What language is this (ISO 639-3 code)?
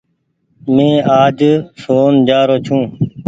gig